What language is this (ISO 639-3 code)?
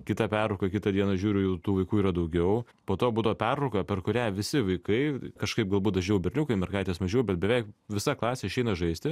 lit